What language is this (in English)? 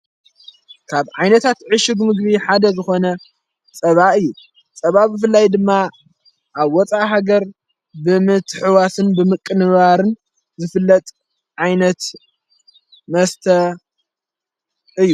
Tigrinya